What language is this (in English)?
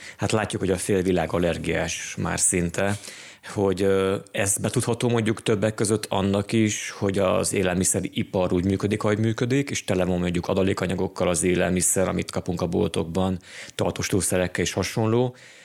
Hungarian